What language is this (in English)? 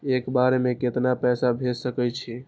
Maithili